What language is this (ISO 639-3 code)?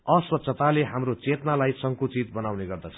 nep